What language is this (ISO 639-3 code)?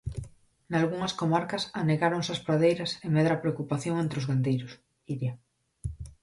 glg